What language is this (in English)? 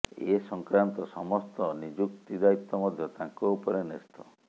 Odia